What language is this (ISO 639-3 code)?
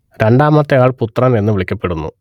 mal